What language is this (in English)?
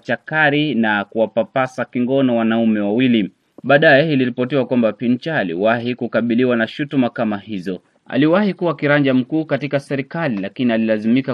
Swahili